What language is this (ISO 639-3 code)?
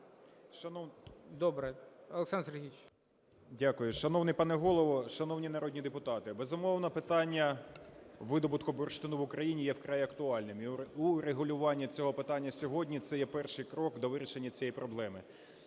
ukr